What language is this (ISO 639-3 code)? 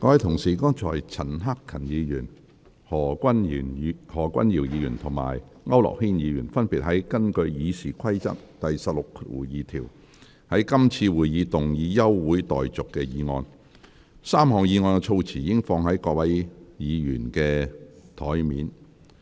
yue